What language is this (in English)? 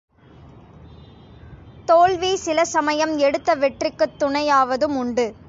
Tamil